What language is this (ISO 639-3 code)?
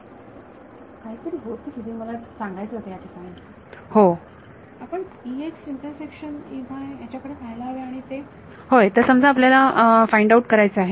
mar